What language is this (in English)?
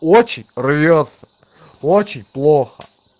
Russian